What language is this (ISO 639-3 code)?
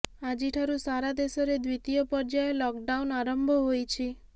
ori